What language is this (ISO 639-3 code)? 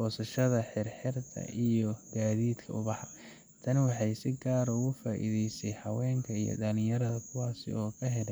som